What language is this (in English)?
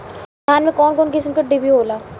Bhojpuri